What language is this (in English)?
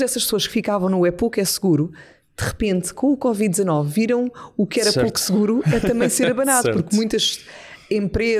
Portuguese